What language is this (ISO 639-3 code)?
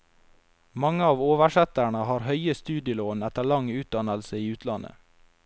nor